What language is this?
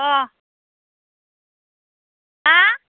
Bodo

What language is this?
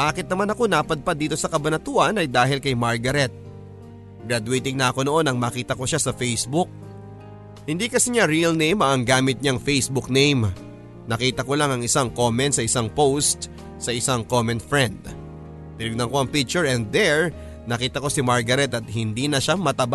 Filipino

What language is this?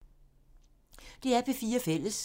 Danish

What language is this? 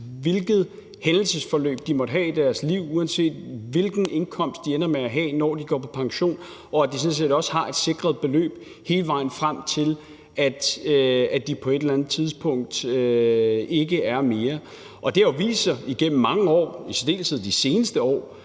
Danish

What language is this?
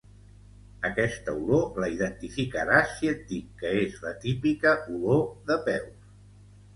Catalan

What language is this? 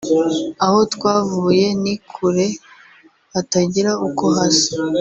Kinyarwanda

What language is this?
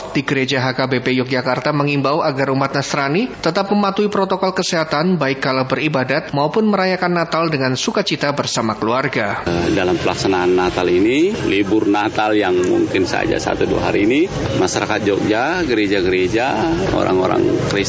Indonesian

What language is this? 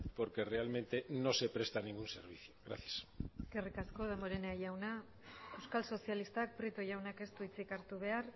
Basque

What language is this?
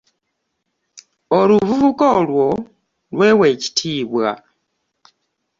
Ganda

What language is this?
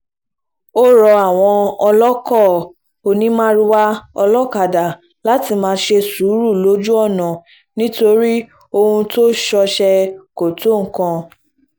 Yoruba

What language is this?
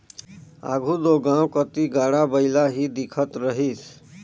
Chhattisgarhi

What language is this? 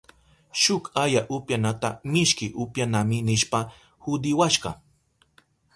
Southern Pastaza Quechua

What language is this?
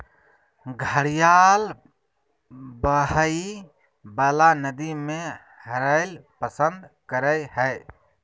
Magahi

